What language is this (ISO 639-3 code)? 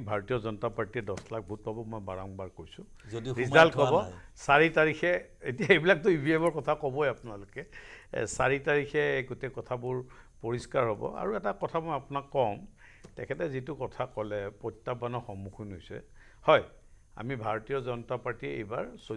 ben